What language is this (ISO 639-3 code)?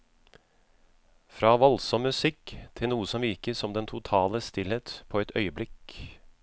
nor